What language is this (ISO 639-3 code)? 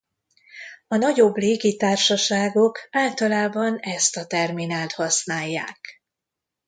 hun